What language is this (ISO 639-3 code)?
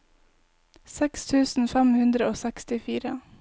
nor